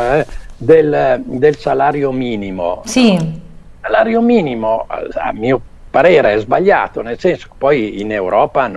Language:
Italian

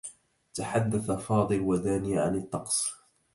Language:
Arabic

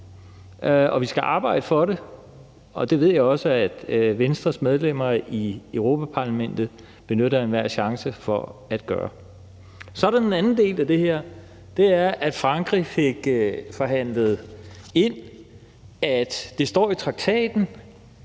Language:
Danish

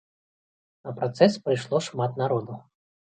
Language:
Belarusian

